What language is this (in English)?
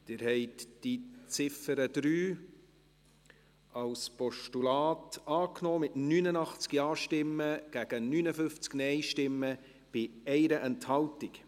Swiss German